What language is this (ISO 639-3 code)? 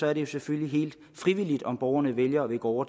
dan